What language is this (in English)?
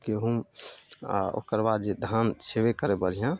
Maithili